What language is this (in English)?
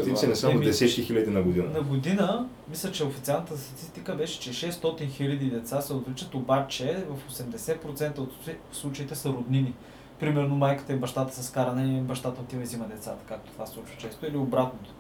Bulgarian